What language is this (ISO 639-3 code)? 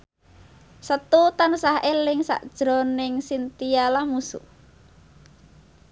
jav